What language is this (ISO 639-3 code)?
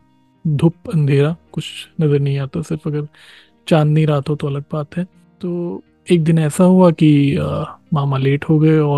hin